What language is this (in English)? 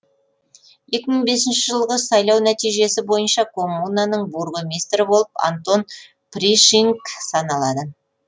Kazakh